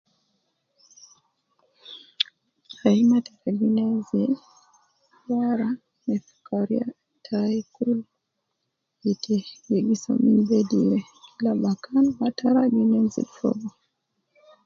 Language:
Nubi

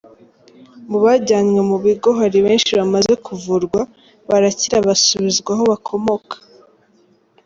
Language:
Kinyarwanda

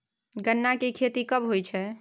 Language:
Maithili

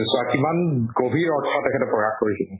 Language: Assamese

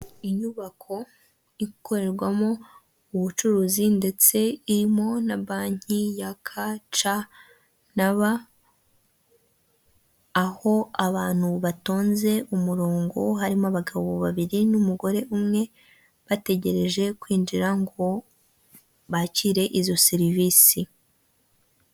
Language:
Kinyarwanda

